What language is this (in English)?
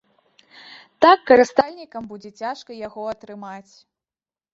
Belarusian